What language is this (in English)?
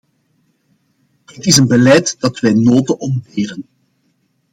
Dutch